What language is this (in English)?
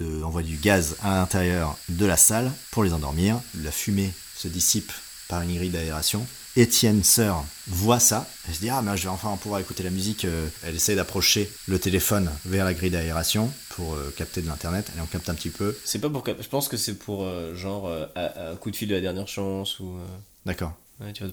French